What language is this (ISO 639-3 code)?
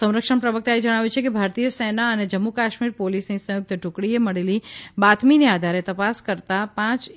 guj